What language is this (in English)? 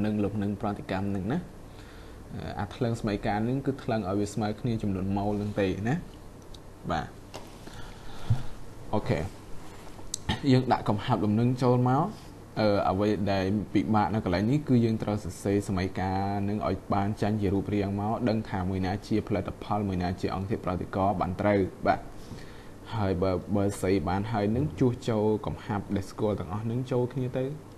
Thai